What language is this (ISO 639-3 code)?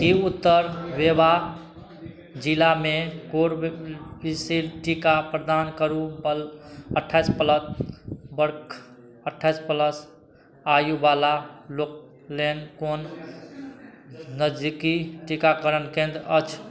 mai